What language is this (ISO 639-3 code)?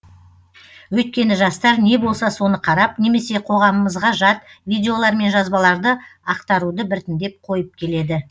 kaz